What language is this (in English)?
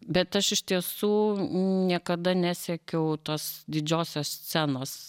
Lithuanian